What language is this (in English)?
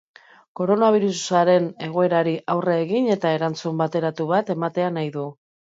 Basque